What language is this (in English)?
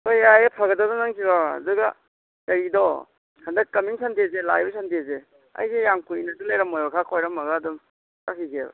Manipuri